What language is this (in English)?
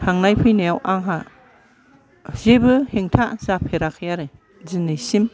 Bodo